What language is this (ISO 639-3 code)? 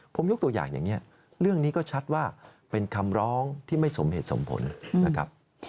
tha